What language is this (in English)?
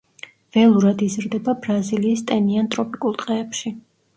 Georgian